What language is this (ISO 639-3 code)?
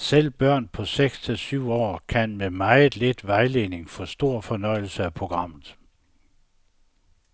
dan